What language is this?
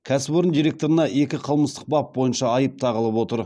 Kazakh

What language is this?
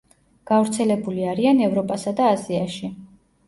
Georgian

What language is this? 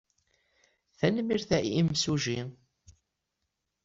Kabyle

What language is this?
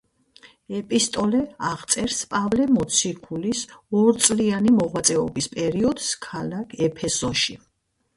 Georgian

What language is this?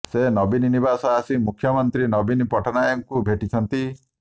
Odia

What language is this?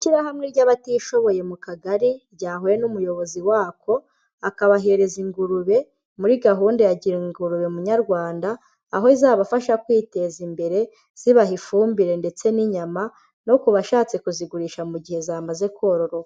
Kinyarwanda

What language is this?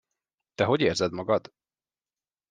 Hungarian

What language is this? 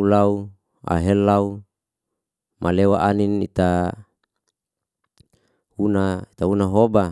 Liana-Seti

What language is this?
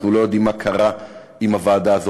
Hebrew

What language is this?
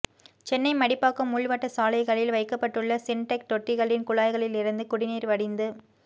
Tamil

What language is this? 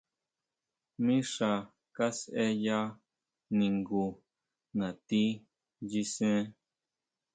Huautla Mazatec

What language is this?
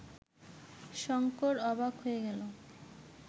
Bangla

